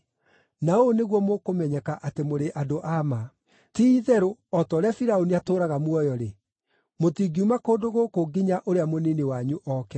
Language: Kikuyu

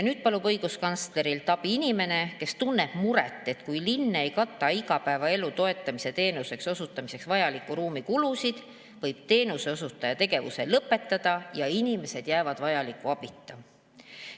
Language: Estonian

